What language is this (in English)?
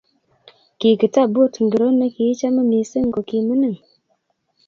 Kalenjin